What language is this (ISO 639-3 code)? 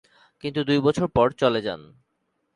ben